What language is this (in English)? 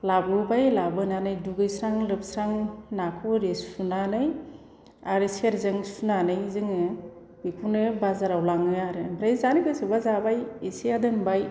Bodo